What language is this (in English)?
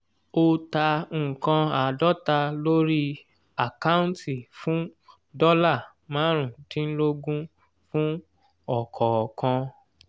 Yoruba